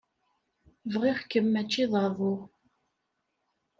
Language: Kabyle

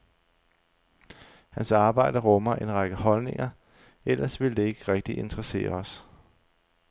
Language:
Danish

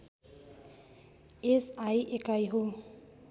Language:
Nepali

